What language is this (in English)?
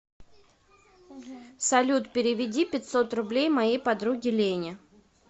Russian